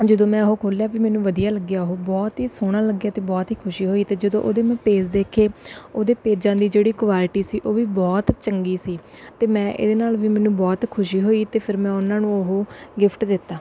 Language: Punjabi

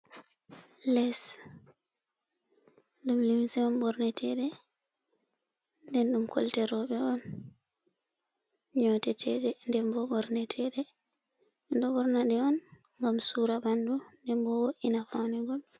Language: Fula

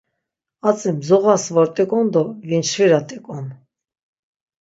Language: Laz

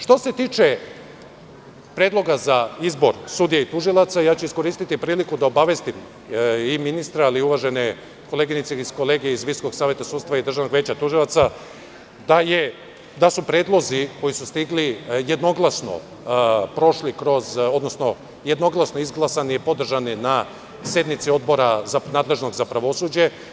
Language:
Serbian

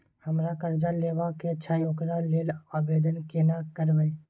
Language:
Maithili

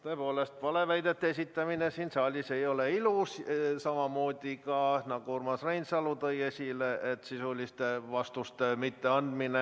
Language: Estonian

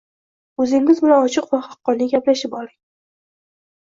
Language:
Uzbek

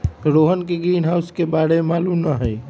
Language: Magahi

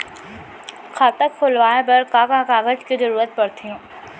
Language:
Chhattisgarhi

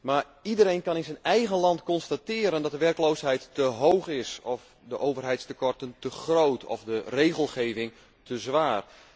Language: Dutch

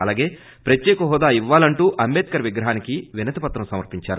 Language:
Telugu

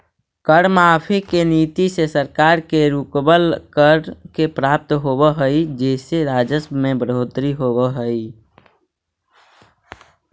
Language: Magahi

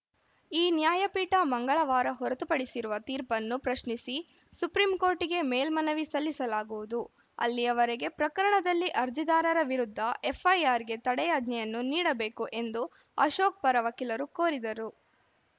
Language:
Kannada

